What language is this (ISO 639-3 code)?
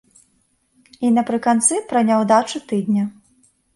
bel